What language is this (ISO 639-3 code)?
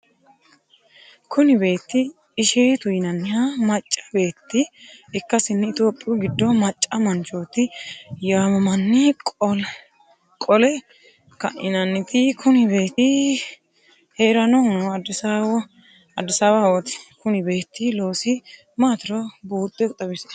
sid